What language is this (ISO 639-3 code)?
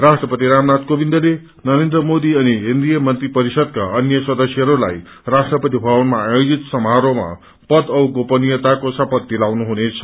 nep